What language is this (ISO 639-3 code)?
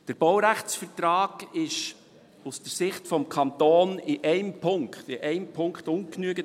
gsw